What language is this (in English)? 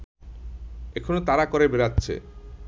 Bangla